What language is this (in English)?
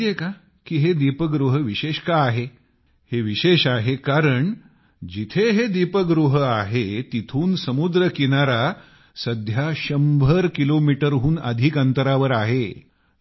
Marathi